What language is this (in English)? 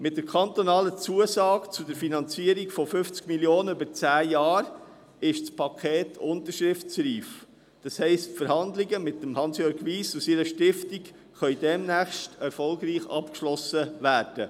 Swiss German